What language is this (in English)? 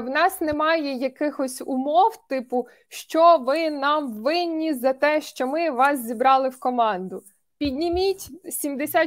Ukrainian